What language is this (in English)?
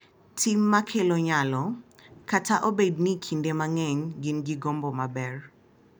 Luo (Kenya and Tanzania)